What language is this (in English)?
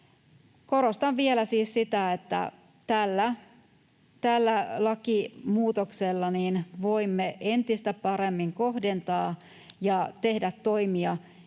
Finnish